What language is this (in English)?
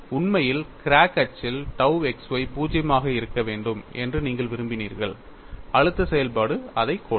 Tamil